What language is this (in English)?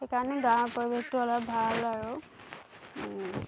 Assamese